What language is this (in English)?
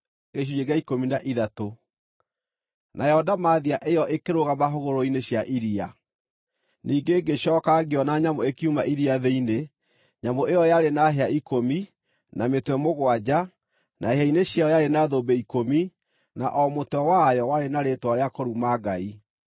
Kikuyu